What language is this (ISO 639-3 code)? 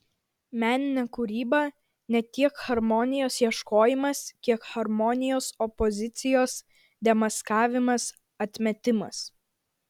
lit